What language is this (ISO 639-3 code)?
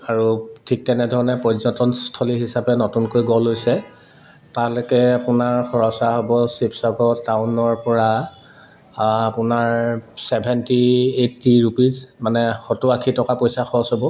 asm